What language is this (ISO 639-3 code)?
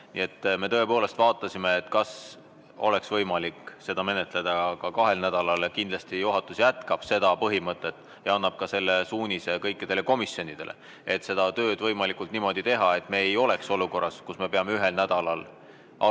est